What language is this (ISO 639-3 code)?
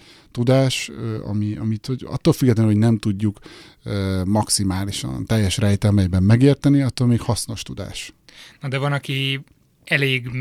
hun